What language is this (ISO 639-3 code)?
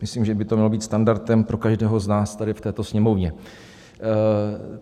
ces